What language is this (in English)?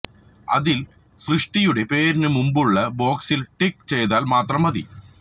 Malayalam